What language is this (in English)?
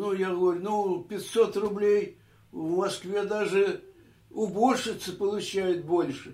Russian